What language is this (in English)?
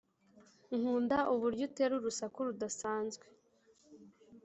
Kinyarwanda